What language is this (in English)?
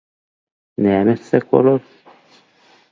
Turkmen